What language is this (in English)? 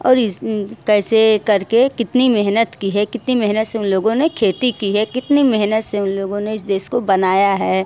Hindi